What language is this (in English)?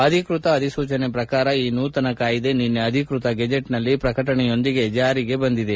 Kannada